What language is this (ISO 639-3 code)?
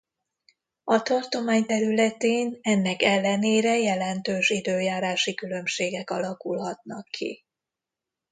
hun